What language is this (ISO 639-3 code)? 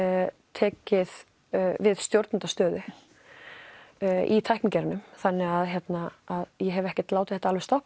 isl